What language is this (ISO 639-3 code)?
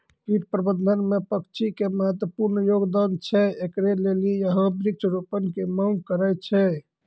mai